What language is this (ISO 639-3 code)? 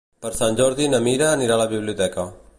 cat